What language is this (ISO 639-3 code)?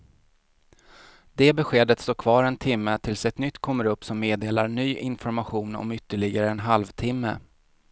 swe